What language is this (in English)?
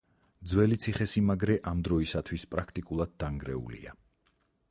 Georgian